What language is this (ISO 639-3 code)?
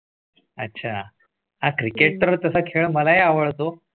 mar